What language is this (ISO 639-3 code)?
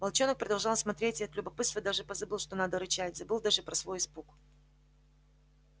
rus